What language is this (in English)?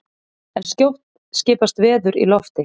Icelandic